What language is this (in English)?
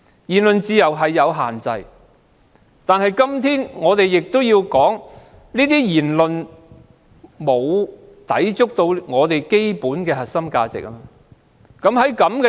Cantonese